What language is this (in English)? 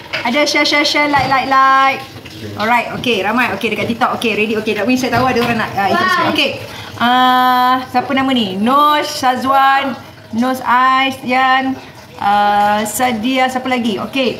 Malay